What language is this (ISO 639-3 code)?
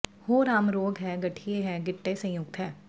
pan